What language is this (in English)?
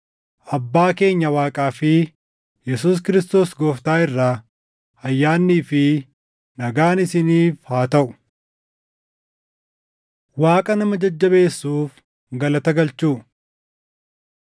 Oromo